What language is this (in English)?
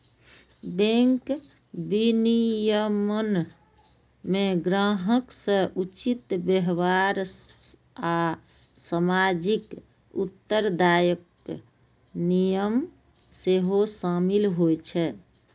Maithili